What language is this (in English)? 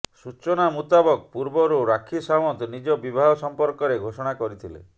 Odia